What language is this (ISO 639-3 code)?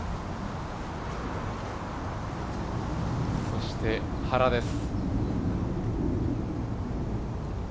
jpn